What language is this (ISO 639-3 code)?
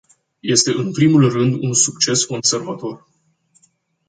ron